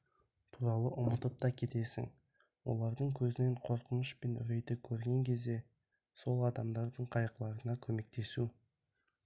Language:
Kazakh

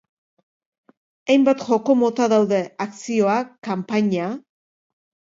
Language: Basque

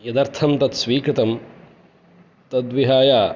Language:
Sanskrit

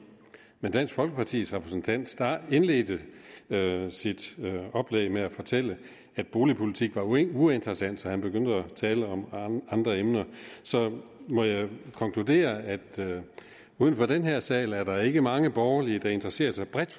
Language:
Danish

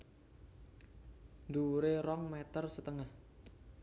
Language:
Javanese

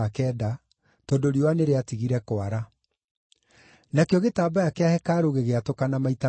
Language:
Kikuyu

